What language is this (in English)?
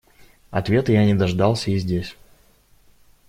Russian